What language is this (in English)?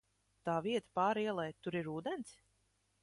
Latvian